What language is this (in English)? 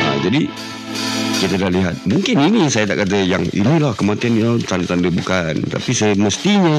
Malay